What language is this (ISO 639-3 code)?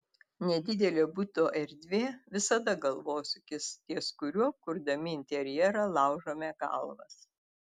lit